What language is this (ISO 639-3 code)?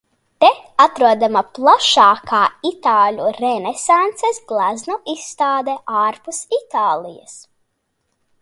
lav